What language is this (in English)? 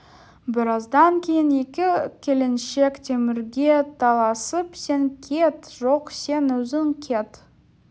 Kazakh